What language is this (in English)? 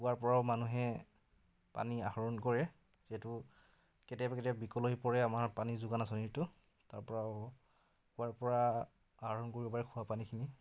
Assamese